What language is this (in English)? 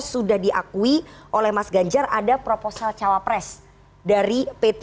Indonesian